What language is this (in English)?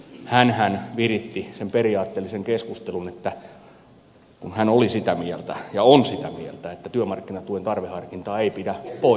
Finnish